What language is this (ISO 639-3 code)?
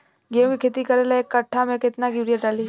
bho